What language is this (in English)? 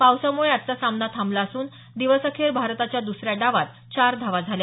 Marathi